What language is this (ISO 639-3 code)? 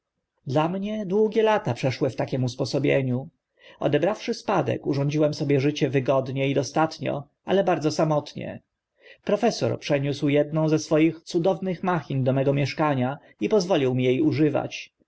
pol